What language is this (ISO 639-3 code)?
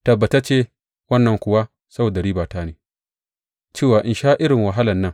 hau